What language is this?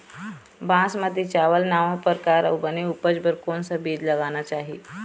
Chhattisgarhi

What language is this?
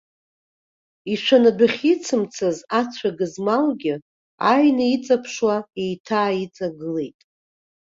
Abkhazian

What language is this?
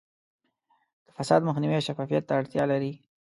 Pashto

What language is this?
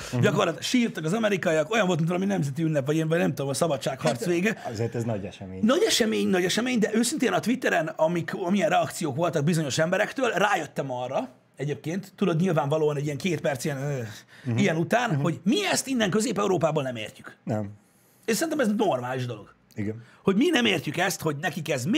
Hungarian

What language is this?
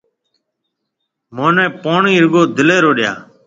Marwari (Pakistan)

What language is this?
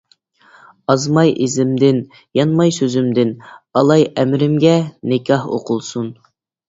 Uyghur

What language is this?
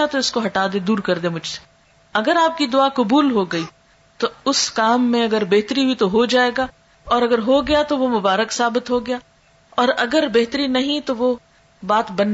Urdu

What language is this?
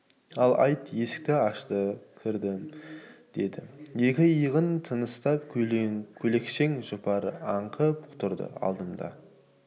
Kazakh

